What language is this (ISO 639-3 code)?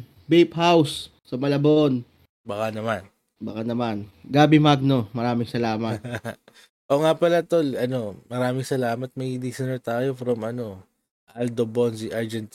fil